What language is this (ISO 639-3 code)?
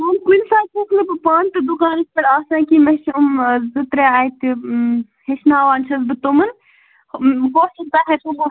kas